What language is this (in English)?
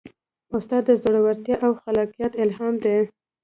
Pashto